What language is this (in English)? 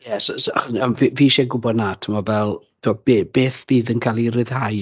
Welsh